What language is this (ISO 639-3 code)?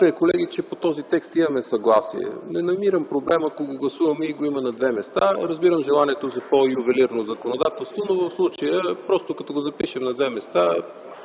bul